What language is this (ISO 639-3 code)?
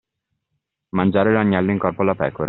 ita